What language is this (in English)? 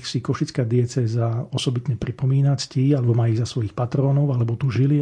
Slovak